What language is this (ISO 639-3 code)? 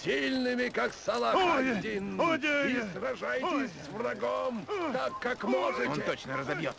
rus